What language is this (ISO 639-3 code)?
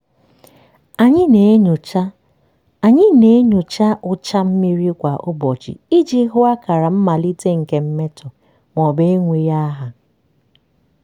ibo